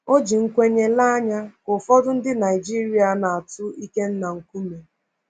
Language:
Igbo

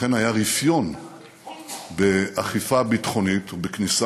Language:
Hebrew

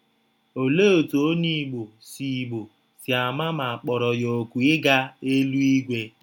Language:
Igbo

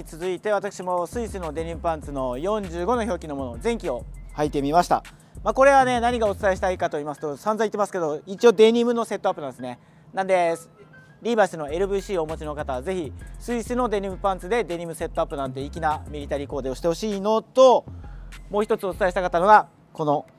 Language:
Japanese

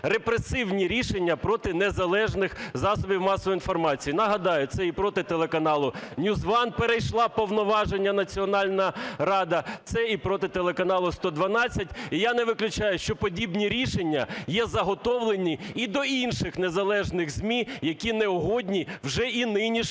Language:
Ukrainian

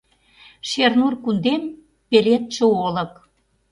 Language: Mari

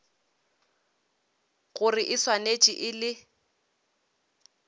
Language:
Northern Sotho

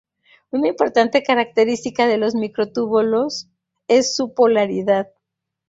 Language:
Spanish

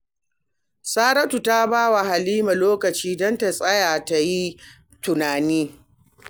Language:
Hausa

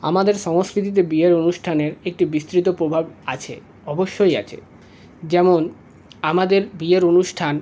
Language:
Bangla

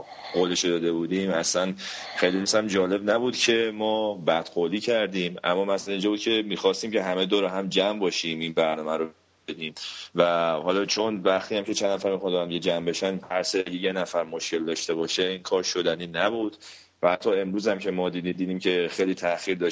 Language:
Persian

